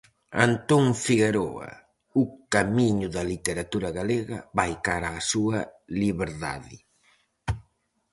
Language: Galician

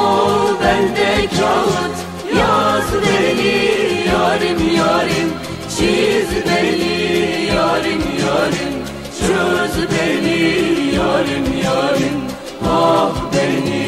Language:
Romanian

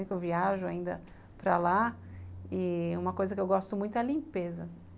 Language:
Portuguese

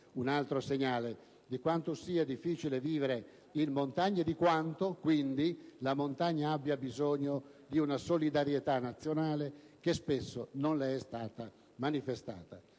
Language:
Italian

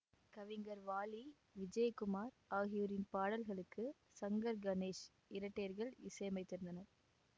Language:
Tamil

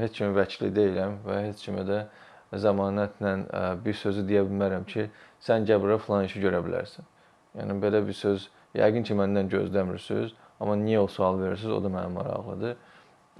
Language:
Turkish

